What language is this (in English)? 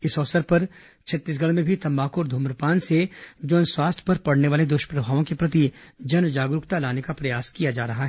Hindi